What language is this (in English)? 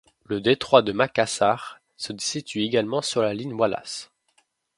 French